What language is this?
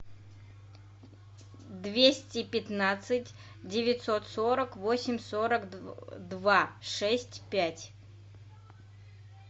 Russian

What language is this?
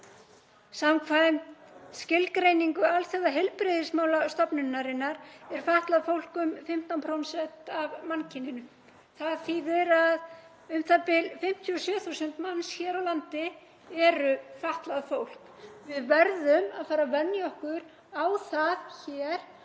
Icelandic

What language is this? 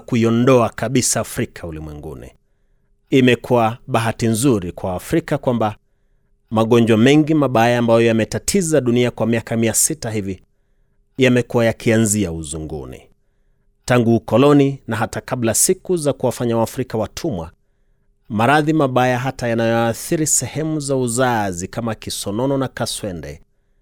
Swahili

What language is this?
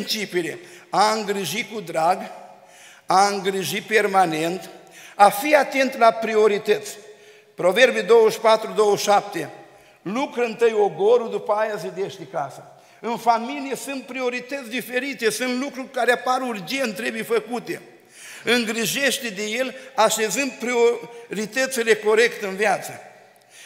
Romanian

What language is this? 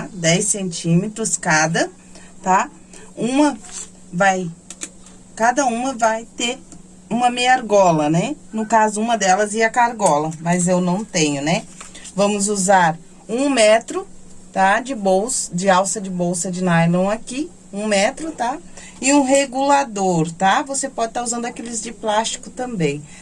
Portuguese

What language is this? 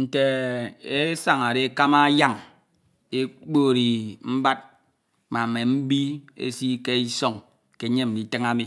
Ito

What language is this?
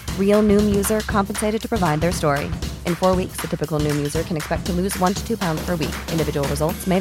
Persian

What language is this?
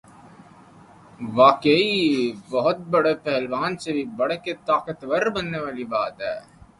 Urdu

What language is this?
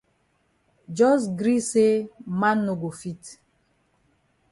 Cameroon Pidgin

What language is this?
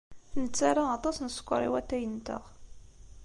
Kabyle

